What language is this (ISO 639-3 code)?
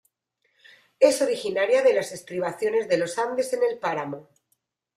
spa